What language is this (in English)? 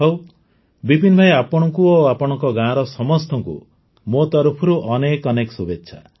Odia